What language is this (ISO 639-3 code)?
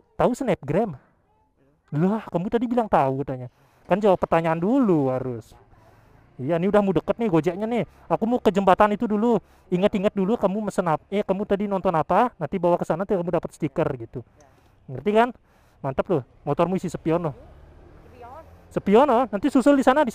ind